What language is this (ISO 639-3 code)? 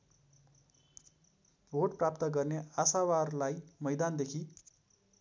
nep